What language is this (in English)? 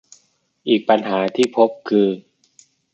Thai